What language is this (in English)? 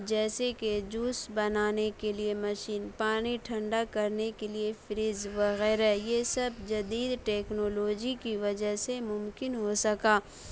Urdu